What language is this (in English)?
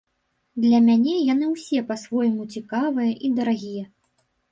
Belarusian